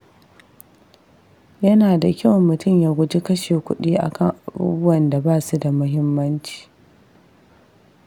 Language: Hausa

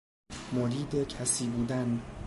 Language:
Persian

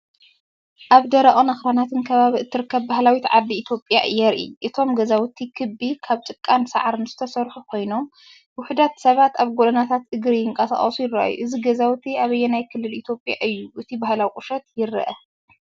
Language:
Tigrinya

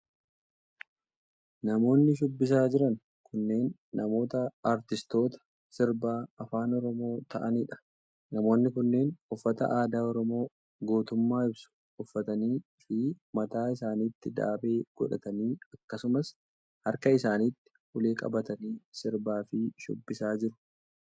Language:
Oromo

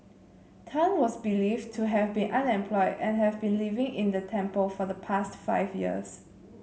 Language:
English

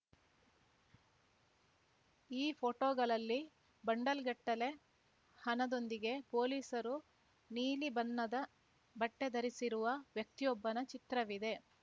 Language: Kannada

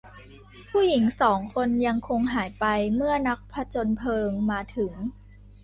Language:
Thai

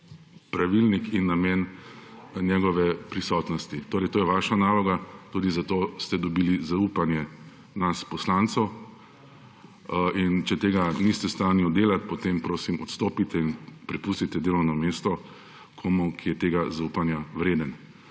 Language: Slovenian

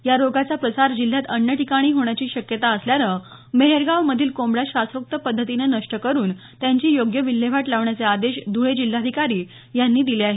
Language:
Marathi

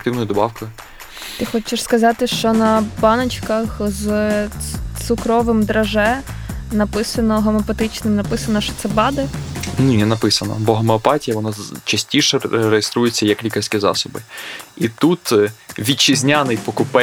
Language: Ukrainian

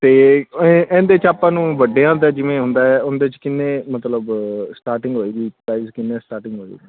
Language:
Punjabi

